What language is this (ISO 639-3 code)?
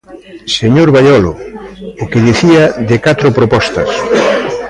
glg